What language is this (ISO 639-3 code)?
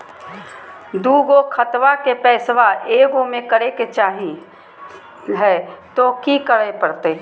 mag